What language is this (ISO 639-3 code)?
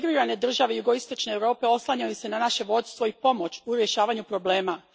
hrv